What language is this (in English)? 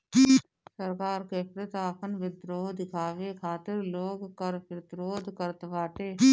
Bhojpuri